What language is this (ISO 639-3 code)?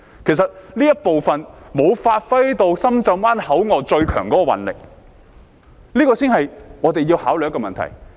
yue